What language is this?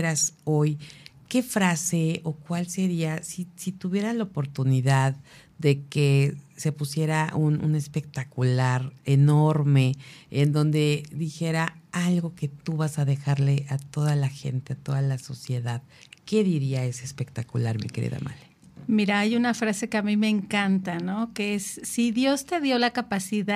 Spanish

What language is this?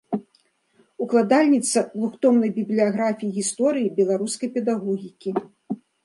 Belarusian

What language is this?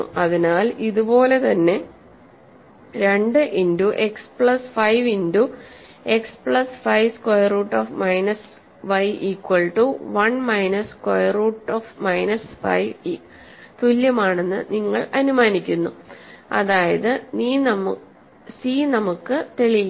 Malayalam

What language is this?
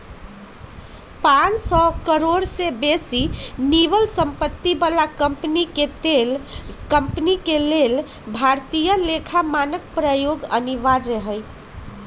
Magahi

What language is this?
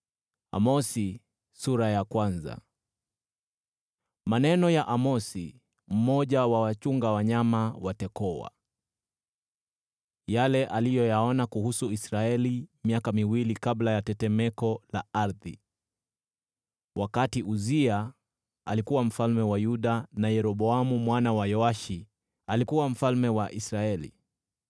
Swahili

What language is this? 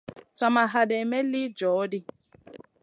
Masana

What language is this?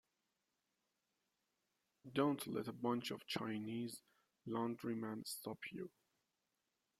English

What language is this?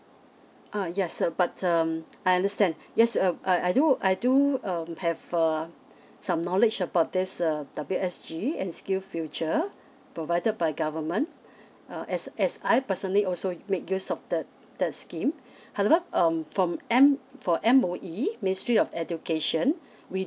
English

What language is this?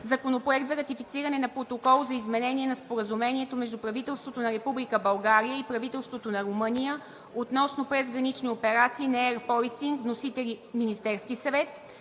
Bulgarian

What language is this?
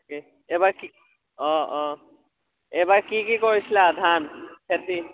Assamese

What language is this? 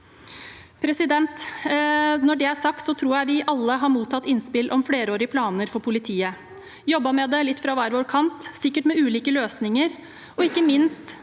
Norwegian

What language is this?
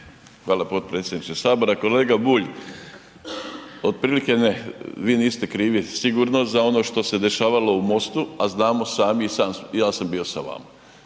Croatian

